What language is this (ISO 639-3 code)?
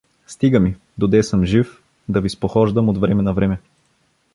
bul